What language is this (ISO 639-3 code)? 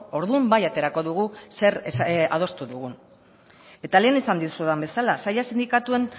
eus